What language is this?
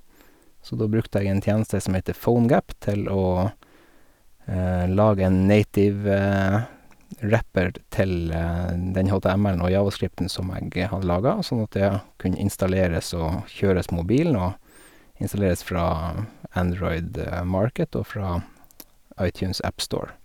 Norwegian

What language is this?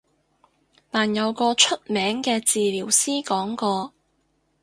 Cantonese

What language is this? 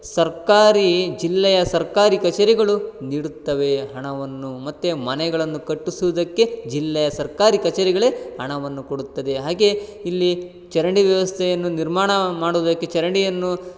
Kannada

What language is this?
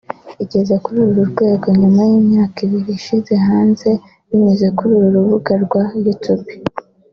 Kinyarwanda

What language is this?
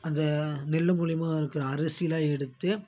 Tamil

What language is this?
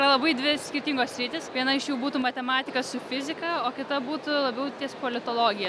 Lithuanian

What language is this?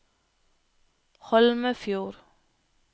Norwegian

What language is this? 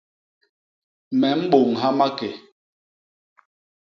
Basaa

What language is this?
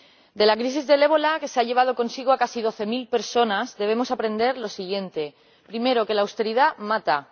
Spanish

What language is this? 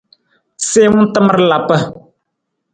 Nawdm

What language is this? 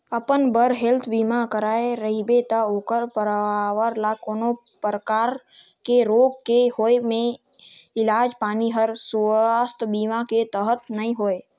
Chhattisgarhi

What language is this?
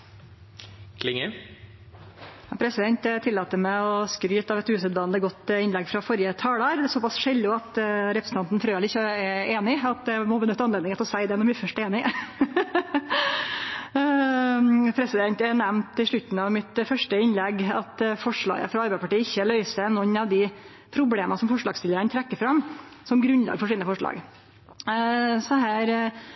Norwegian Nynorsk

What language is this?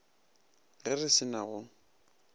Northern Sotho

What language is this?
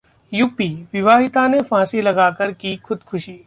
Hindi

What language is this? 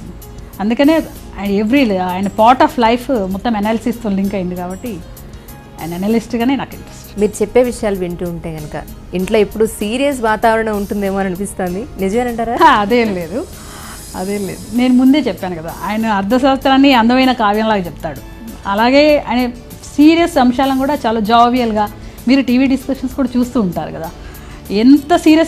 Telugu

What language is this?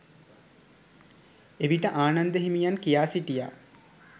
Sinhala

